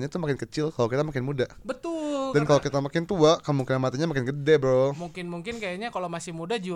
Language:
Indonesian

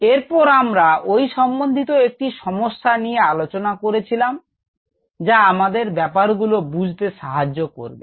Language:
Bangla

